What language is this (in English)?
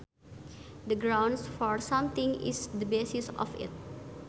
Sundanese